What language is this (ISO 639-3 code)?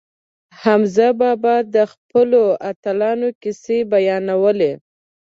pus